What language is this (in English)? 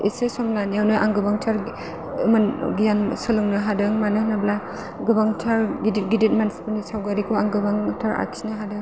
Bodo